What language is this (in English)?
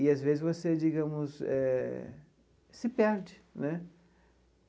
Portuguese